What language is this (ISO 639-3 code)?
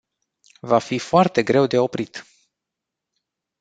ron